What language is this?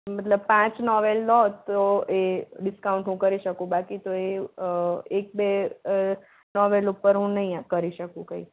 Gujarati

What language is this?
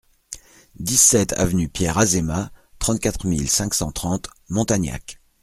French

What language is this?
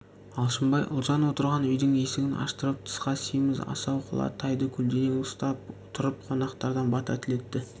Kazakh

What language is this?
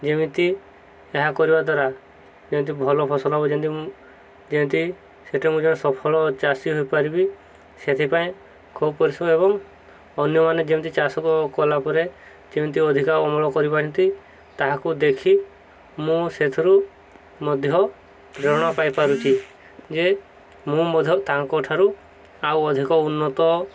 Odia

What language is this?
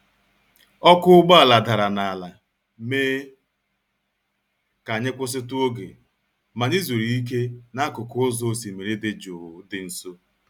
Igbo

